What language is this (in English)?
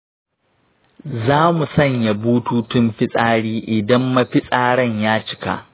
Hausa